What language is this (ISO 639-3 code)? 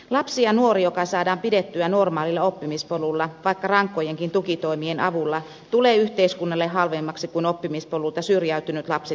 fin